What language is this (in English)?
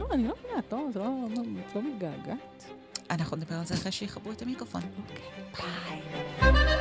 Hebrew